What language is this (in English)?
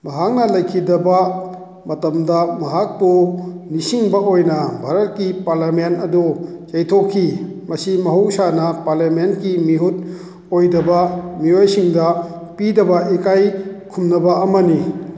Manipuri